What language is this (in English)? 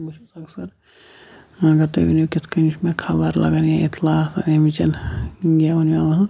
Kashmiri